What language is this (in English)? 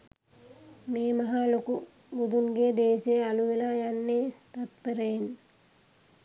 Sinhala